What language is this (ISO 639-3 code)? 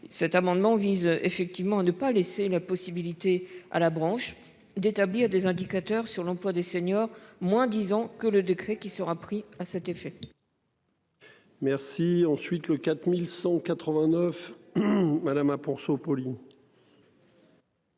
fra